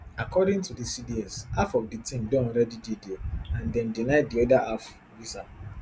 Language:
Nigerian Pidgin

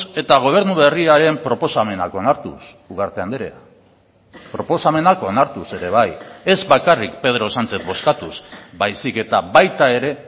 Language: Basque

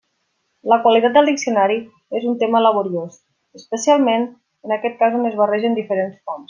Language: Catalan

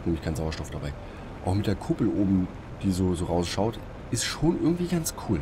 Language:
German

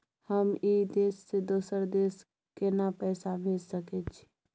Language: Maithili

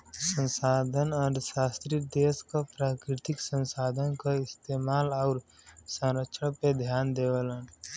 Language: Bhojpuri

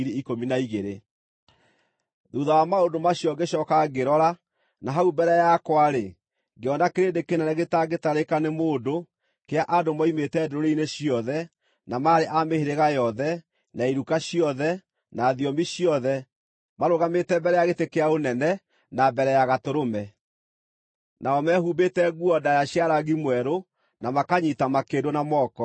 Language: Kikuyu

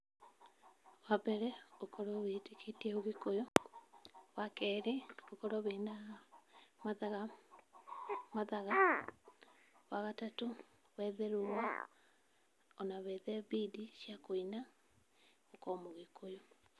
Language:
Kikuyu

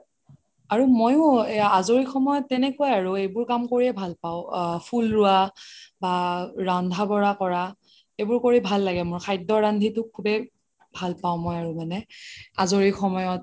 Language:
Assamese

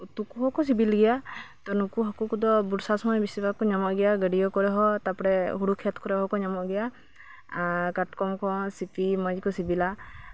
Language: Santali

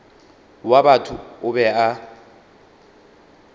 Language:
Northern Sotho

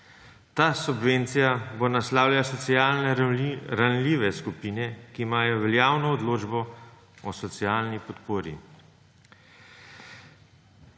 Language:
Slovenian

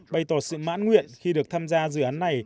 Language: Vietnamese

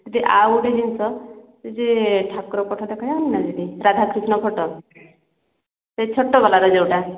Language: Odia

